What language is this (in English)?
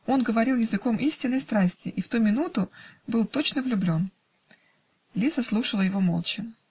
Russian